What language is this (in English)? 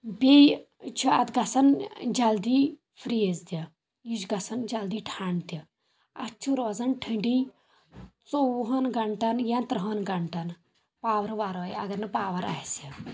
Kashmiri